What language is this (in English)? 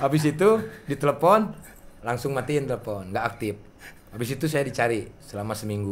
Indonesian